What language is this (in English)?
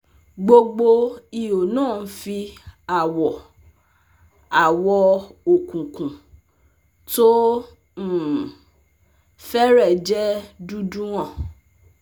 Yoruba